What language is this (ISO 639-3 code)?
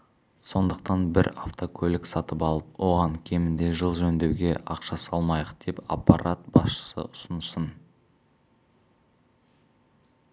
kaz